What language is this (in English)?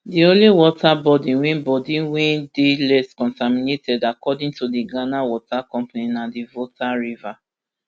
Nigerian Pidgin